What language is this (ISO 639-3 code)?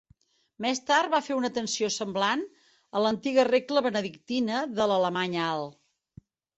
cat